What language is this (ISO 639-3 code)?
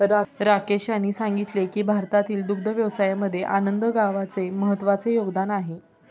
mar